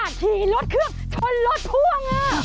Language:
Thai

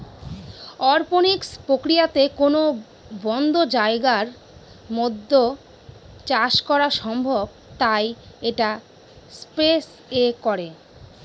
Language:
Bangla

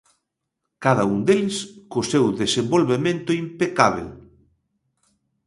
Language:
Galician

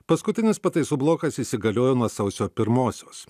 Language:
Lithuanian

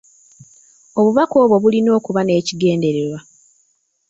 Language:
Ganda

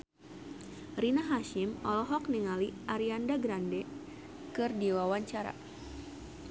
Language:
Sundanese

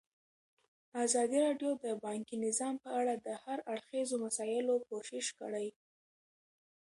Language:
Pashto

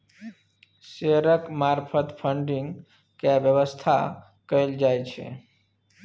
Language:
Maithili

